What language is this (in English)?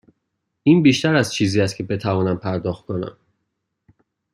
Persian